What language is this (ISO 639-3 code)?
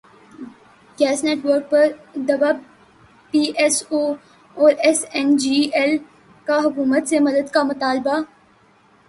urd